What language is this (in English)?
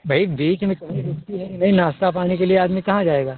Hindi